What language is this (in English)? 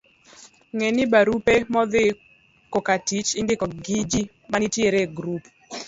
Luo (Kenya and Tanzania)